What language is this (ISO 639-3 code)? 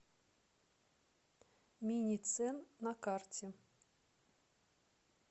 rus